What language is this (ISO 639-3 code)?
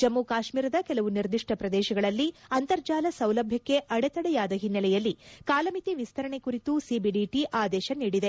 kan